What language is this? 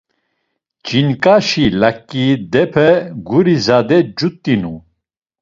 Laz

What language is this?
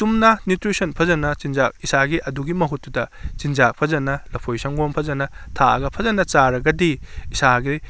Manipuri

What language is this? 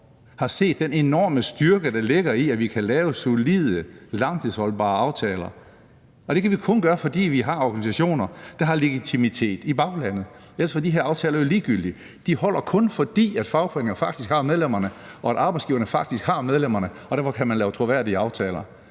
Danish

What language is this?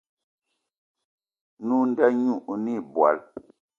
Eton (Cameroon)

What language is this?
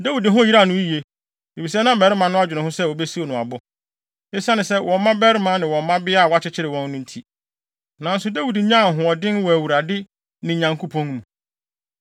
Akan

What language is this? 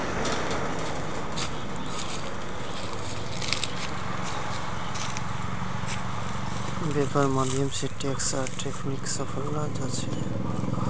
Magahi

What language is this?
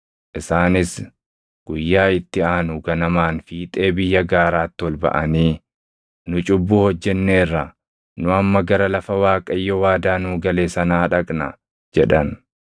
Oromo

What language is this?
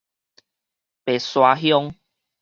Min Nan Chinese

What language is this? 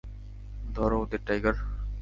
Bangla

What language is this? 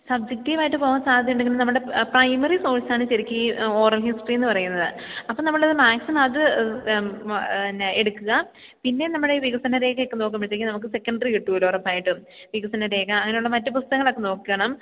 Malayalam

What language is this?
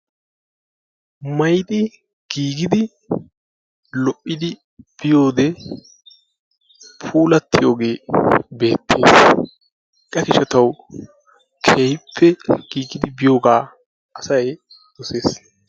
Wolaytta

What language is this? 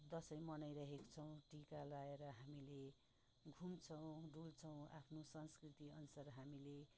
Nepali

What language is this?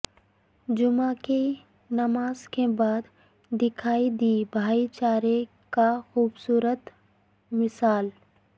Urdu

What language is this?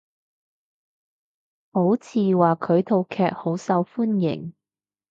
Cantonese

